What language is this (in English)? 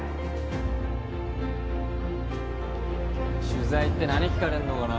Japanese